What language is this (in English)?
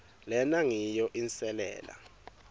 Swati